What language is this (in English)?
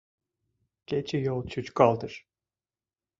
Mari